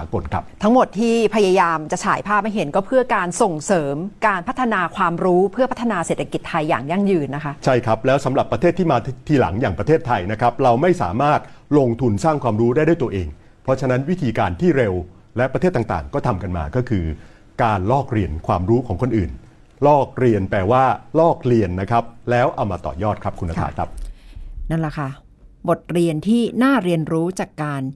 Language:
Thai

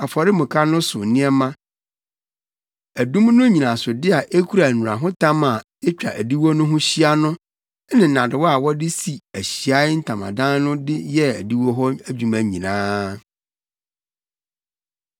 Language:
Akan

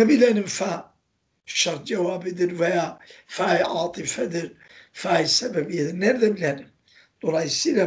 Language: Turkish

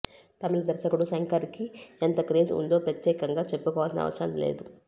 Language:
Telugu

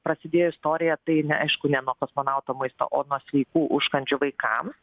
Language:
Lithuanian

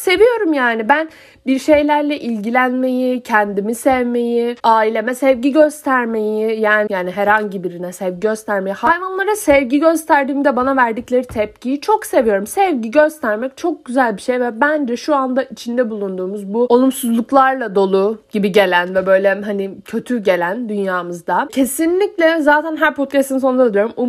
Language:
Turkish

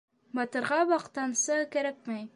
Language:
Bashkir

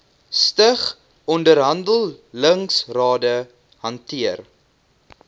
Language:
Afrikaans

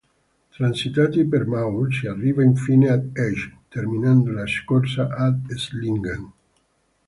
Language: Italian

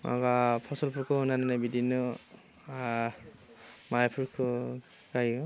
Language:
Bodo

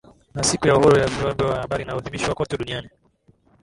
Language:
Swahili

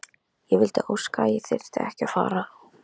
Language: Icelandic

